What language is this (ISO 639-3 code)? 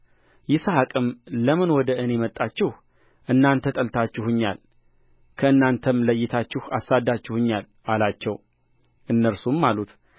amh